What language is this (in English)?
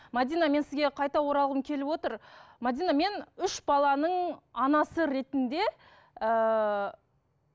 Kazakh